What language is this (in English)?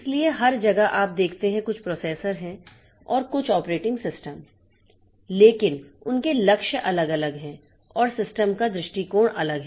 Hindi